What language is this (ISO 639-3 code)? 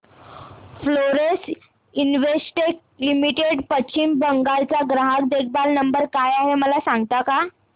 mar